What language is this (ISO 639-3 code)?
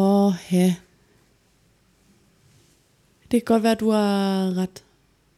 dan